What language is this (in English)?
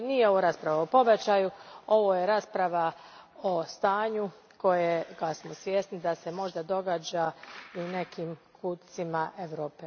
Croatian